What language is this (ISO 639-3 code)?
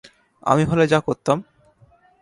ben